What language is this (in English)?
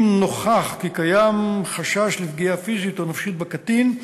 Hebrew